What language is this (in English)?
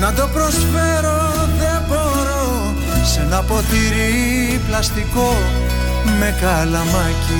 Greek